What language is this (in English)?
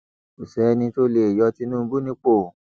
Yoruba